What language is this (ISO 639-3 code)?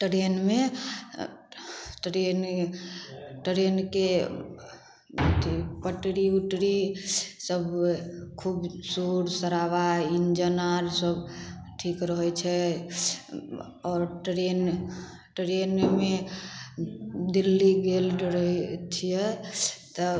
mai